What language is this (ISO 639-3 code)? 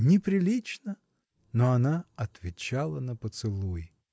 rus